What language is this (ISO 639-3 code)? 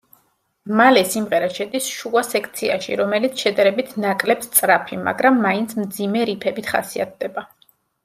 kat